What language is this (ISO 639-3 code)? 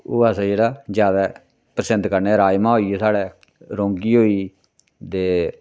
doi